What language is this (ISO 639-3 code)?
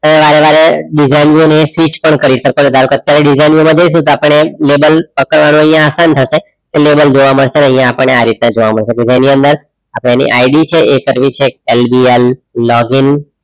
guj